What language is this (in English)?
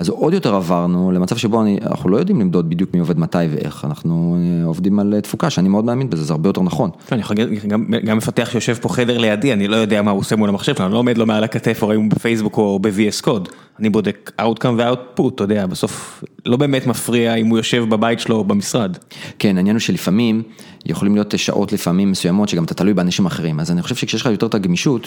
Hebrew